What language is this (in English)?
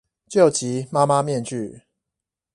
Chinese